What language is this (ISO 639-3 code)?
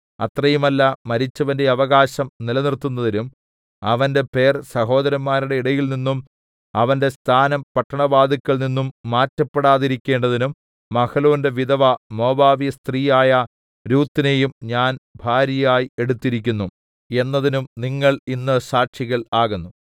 mal